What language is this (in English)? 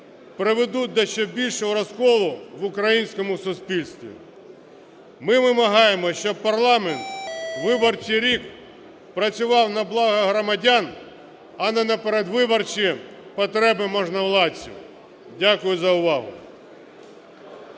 Ukrainian